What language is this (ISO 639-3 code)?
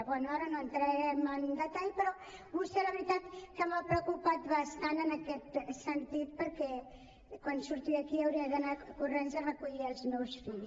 cat